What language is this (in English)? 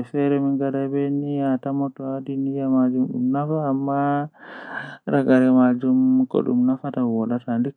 Western Niger Fulfulde